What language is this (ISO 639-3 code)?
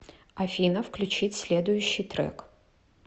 rus